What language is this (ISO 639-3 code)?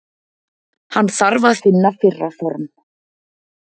isl